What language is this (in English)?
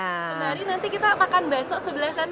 Indonesian